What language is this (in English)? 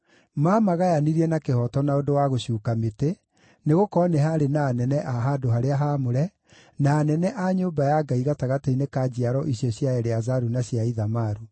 Kikuyu